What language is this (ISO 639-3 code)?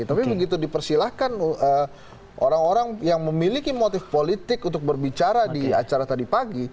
ind